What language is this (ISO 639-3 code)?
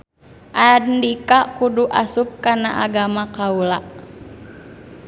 sun